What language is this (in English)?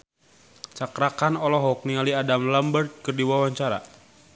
Sundanese